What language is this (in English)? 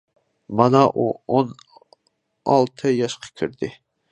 Uyghur